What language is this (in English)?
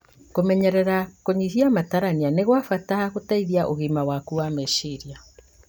Kikuyu